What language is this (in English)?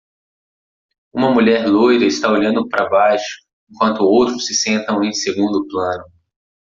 Portuguese